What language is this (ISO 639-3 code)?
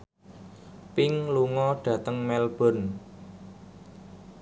jav